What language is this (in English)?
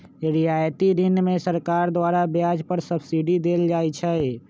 Magahi